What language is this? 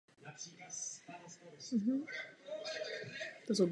Czech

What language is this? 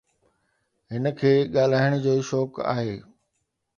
Sindhi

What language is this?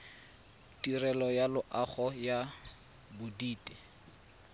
Tswana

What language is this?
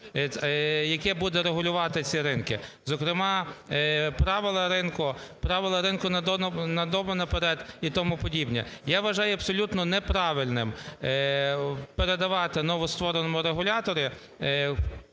Ukrainian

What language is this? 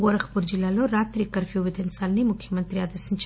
Telugu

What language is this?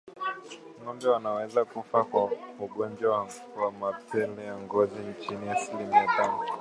Swahili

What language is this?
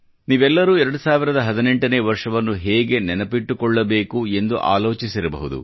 Kannada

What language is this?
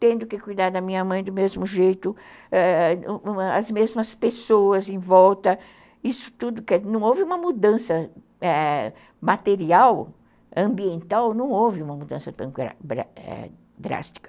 Portuguese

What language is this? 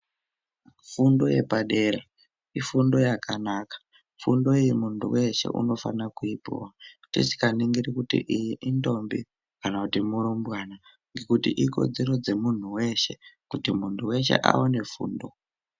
Ndau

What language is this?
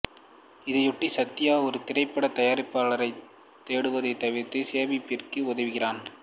Tamil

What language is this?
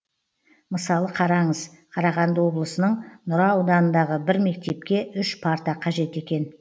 Kazakh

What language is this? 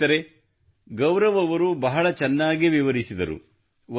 Kannada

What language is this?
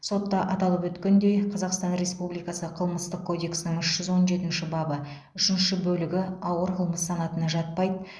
Kazakh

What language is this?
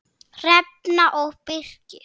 Icelandic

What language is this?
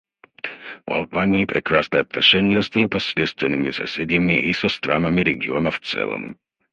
Russian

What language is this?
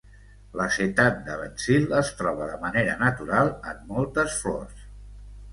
Catalan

